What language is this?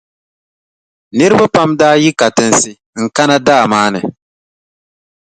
Dagbani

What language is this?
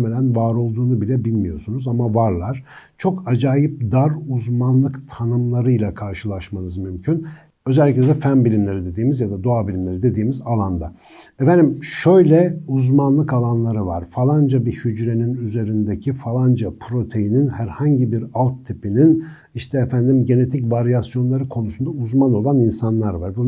Turkish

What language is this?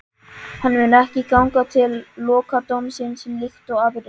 Icelandic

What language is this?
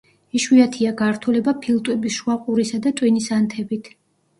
Georgian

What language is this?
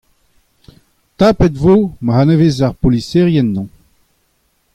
Breton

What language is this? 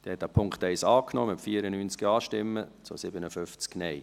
Swiss German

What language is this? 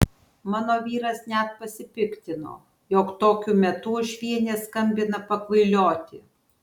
Lithuanian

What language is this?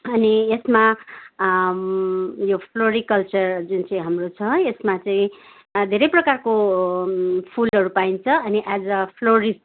Nepali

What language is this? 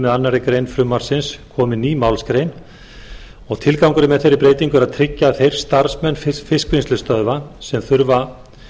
Icelandic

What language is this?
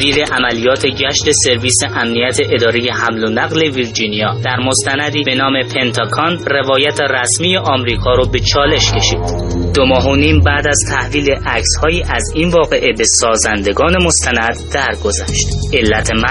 Persian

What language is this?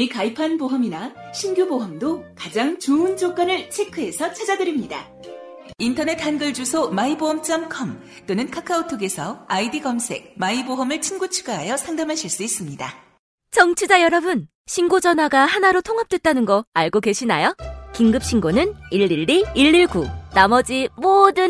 Korean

